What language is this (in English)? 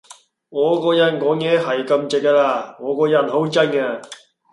Cantonese